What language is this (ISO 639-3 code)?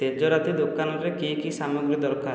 ori